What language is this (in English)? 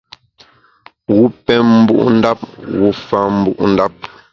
Bamun